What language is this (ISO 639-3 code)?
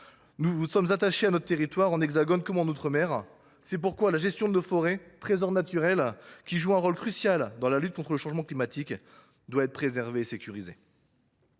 fra